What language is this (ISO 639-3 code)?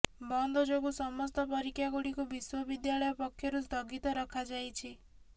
ori